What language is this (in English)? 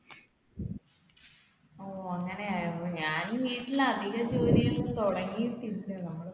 Malayalam